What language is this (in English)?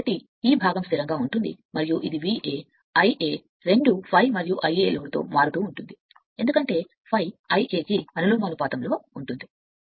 Telugu